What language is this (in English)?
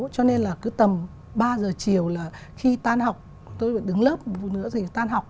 Vietnamese